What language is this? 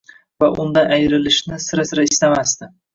Uzbek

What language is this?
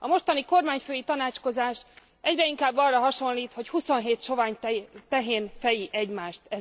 Hungarian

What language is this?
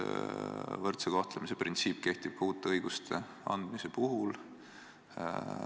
Estonian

